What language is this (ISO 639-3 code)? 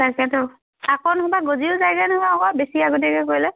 asm